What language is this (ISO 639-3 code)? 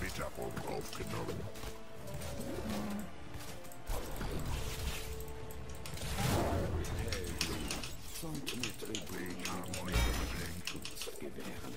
deu